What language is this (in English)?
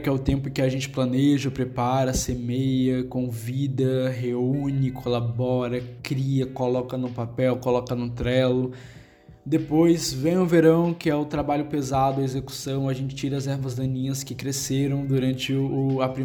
Portuguese